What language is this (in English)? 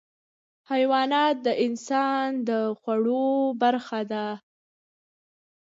Pashto